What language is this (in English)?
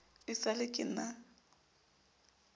Southern Sotho